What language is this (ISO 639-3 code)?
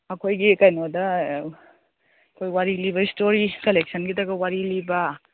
mni